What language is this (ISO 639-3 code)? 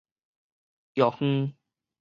nan